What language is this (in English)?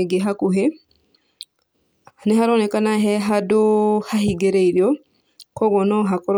Kikuyu